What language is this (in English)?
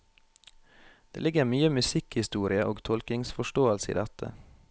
Norwegian